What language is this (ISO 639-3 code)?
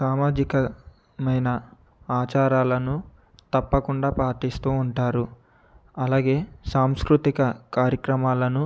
tel